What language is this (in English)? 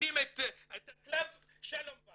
Hebrew